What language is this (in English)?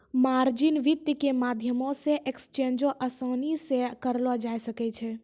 Maithili